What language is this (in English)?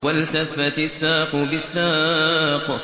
Arabic